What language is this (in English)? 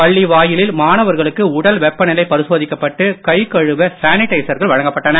Tamil